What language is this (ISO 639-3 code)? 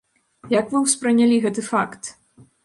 bel